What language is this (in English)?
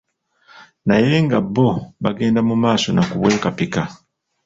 Ganda